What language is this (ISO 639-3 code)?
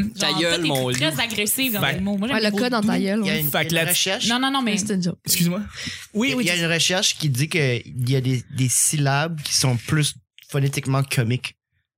fra